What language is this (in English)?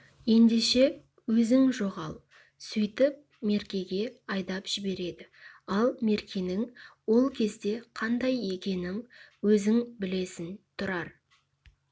Kazakh